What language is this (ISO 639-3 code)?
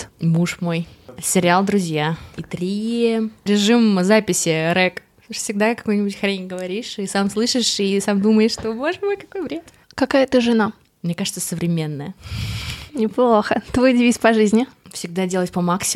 rus